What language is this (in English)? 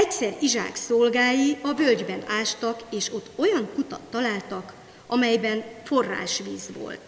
Hungarian